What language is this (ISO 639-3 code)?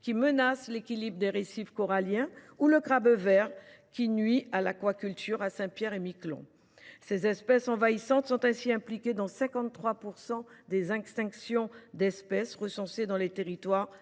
fra